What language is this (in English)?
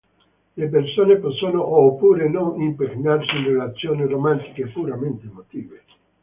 Italian